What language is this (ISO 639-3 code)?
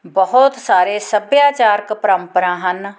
pan